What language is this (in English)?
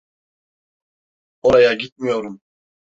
Turkish